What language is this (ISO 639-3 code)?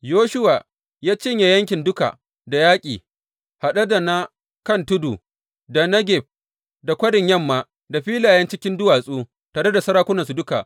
hau